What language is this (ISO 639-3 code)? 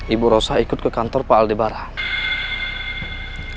ind